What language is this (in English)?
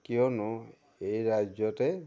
Assamese